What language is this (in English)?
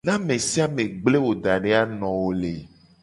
Gen